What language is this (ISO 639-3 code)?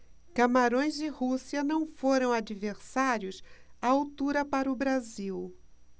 por